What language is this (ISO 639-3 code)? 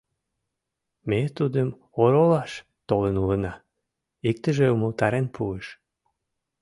chm